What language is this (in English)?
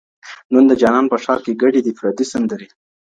Pashto